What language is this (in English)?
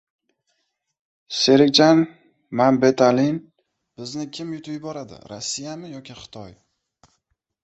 Uzbek